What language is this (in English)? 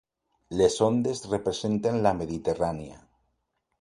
Catalan